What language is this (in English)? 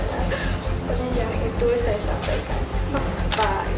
Indonesian